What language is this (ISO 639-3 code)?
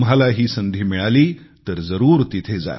mar